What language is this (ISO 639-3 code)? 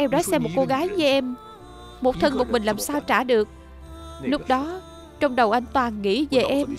vie